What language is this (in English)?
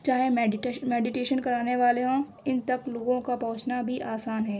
Urdu